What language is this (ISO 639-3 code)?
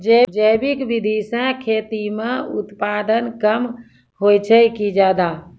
mai